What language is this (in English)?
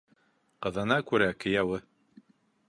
Bashkir